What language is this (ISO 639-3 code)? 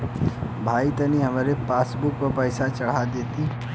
bho